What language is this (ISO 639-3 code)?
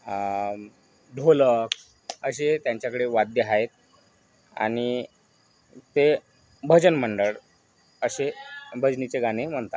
mar